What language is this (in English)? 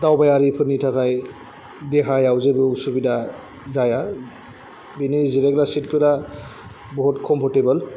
Bodo